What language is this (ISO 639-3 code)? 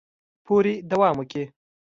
pus